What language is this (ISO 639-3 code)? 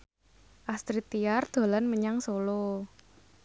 jav